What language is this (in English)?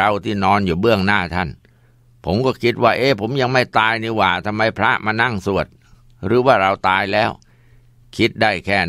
Thai